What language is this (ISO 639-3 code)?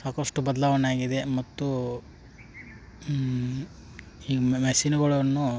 kan